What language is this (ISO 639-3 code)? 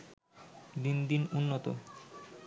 ben